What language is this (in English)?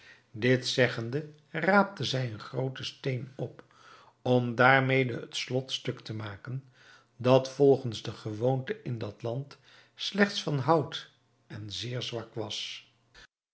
Dutch